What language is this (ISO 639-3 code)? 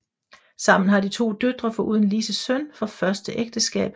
dan